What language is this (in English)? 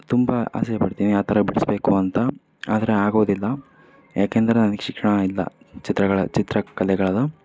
Kannada